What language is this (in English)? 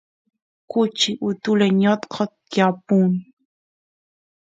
Santiago del Estero Quichua